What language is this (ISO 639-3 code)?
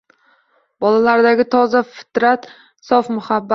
uzb